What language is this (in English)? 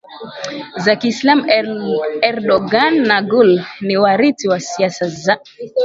Swahili